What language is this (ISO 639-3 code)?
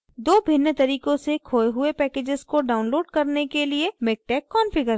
hin